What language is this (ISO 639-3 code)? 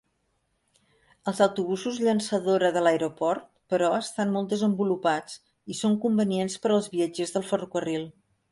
cat